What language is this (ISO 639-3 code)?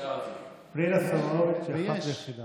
heb